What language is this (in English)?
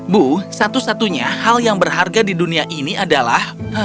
Indonesian